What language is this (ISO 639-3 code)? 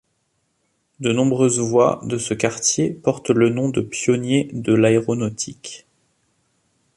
fra